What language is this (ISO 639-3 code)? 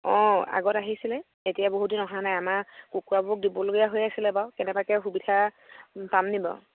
asm